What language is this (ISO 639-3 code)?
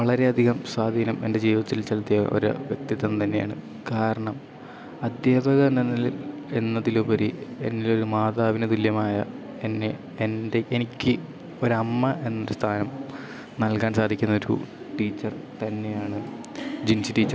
mal